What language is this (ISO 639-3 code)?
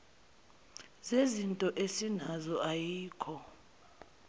zul